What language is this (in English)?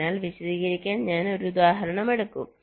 Malayalam